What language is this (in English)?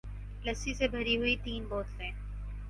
Urdu